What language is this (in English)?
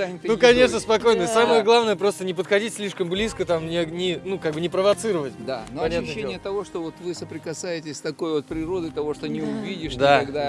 Russian